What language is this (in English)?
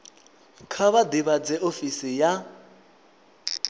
Venda